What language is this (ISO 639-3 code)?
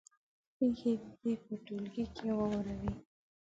pus